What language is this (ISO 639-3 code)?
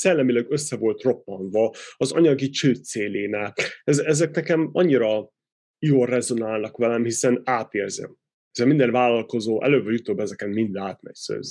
hun